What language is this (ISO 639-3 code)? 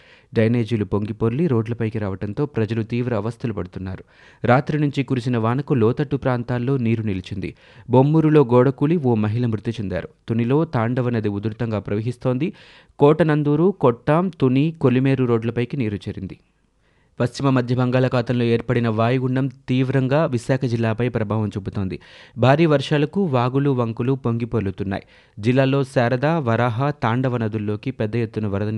tel